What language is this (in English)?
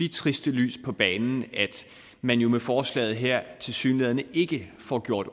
Danish